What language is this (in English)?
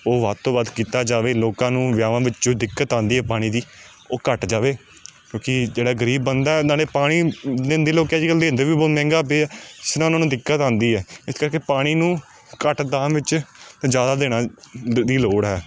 Punjabi